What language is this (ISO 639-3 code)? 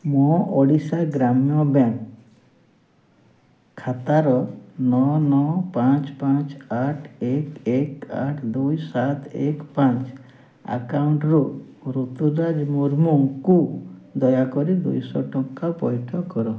ori